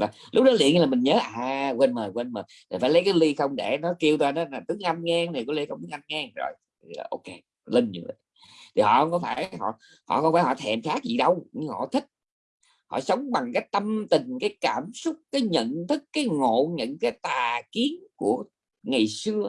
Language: Vietnamese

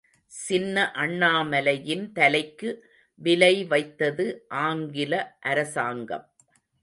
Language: Tamil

